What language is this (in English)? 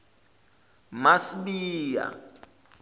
Zulu